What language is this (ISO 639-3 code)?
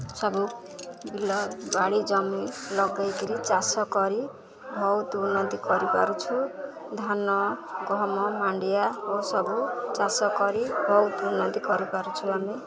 ori